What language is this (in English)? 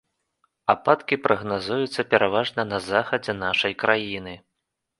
Belarusian